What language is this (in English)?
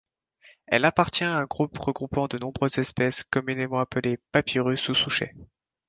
French